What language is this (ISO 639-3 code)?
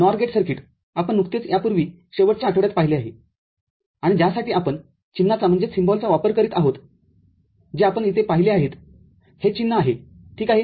mar